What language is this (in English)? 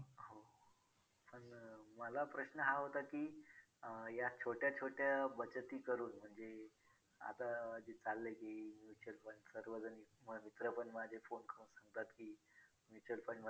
Marathi